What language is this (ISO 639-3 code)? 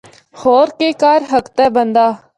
hno